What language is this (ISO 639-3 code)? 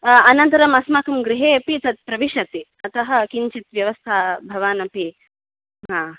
san